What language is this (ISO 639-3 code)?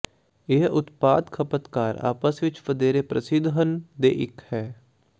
pan